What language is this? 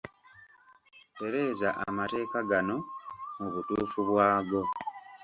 Ganda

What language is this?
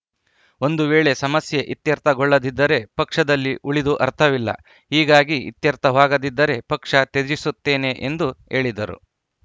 Kannada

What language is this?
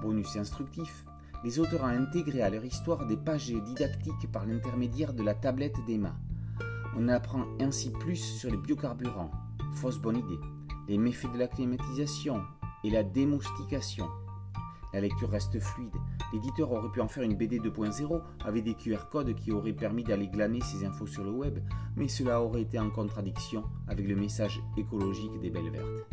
French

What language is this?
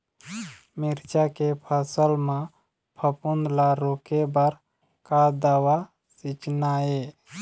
Chhattisgarhi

